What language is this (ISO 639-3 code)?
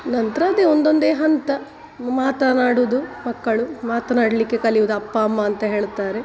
kan